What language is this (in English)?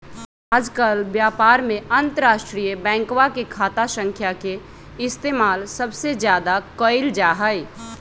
Magahi